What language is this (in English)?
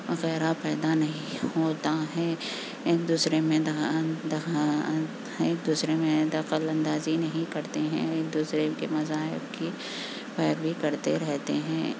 Urdu